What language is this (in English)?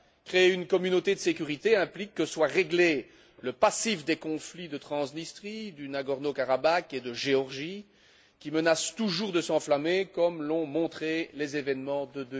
French